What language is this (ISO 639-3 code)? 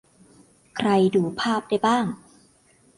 tha